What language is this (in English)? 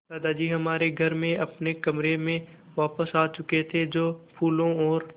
Hindi